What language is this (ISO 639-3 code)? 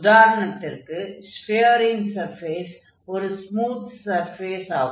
tam